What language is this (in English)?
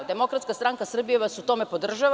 Serbian